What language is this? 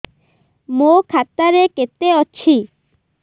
Odia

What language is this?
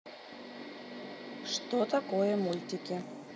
Russian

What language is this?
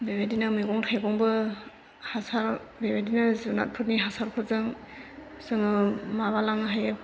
Bodo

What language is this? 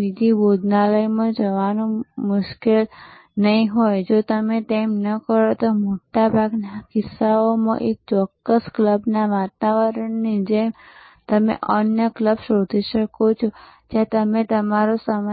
Gujarati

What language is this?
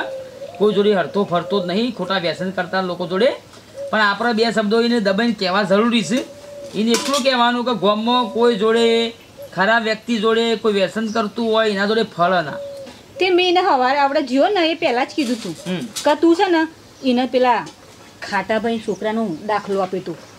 Gujarati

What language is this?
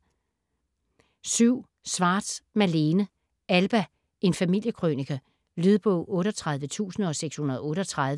Danish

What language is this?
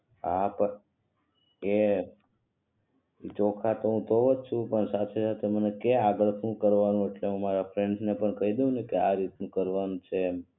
Gujarati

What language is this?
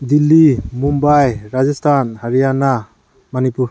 Manipuri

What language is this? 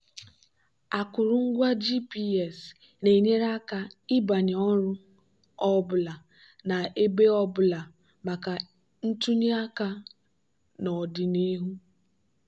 Igbo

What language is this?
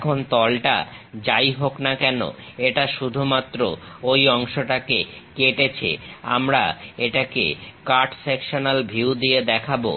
Bangla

